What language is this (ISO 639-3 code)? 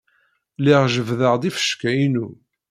kab